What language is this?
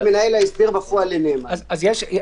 Hebrew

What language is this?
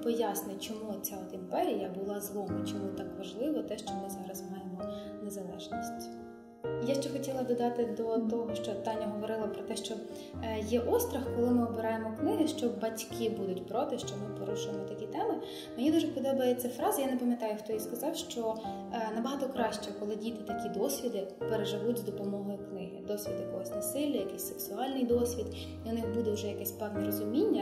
Ukrainian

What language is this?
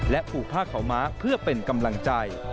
Thai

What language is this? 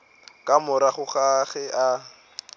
Northern Sotho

